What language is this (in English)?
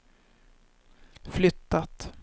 Swedish